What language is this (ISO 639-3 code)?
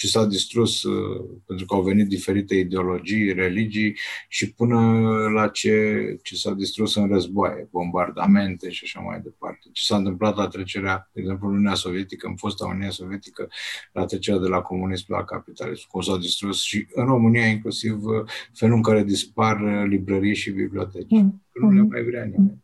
ron